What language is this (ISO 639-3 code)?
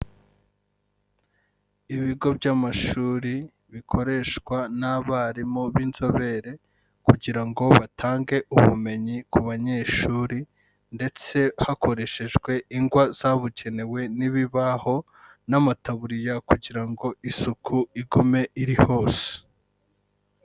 kin